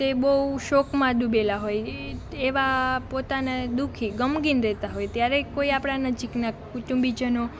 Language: Gujarati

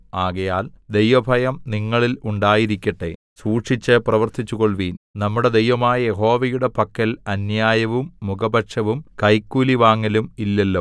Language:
Malayalam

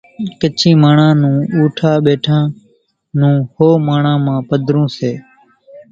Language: Kachi Koli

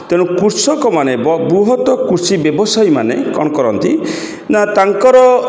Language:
Odia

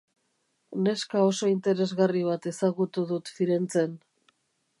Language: Basque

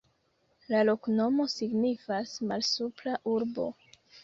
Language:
Esperanto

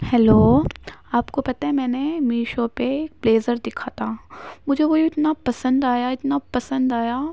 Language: Urdu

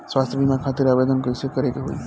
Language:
Bhojpuri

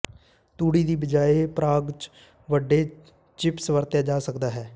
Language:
Punjabi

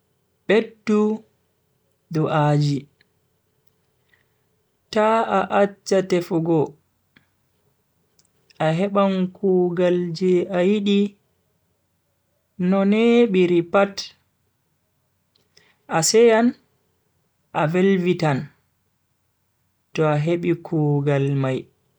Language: Bagirmi Fulfulde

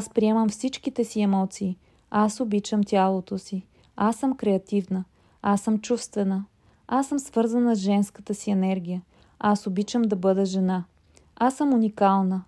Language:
Bulgarian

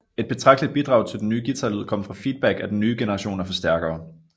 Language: Danish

